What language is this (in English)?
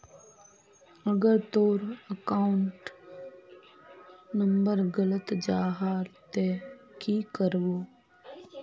Magahi